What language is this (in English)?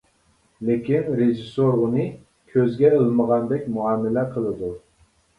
Uyghur